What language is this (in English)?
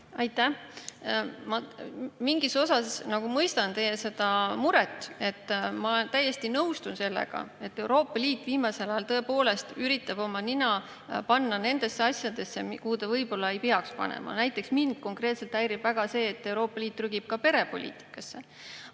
Estonian